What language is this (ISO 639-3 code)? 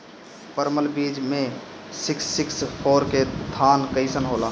bho